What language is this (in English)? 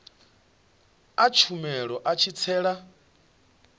Venda